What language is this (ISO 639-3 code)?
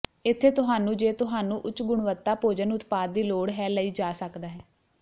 pan